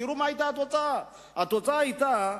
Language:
Hebrew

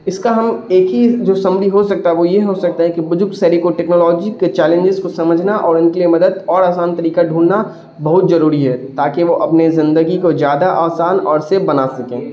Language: Urdu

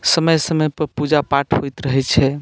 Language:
Maithili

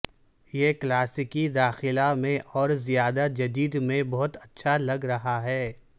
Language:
Urdu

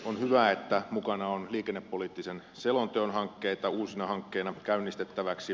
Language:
Finnish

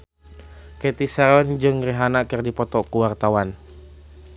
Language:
Sundanese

